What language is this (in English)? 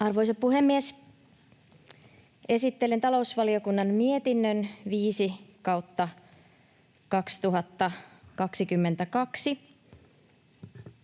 Finnish